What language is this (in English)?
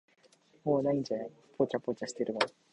Japanese